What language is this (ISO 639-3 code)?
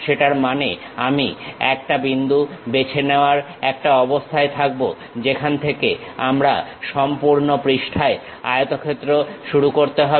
ben